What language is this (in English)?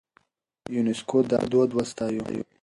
Pashto